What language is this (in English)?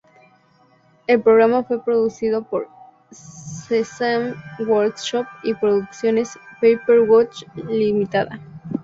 Spanish